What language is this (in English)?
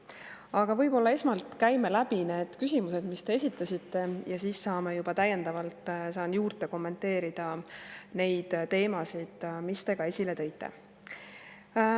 Estonian